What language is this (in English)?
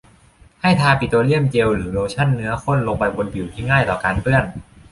Thai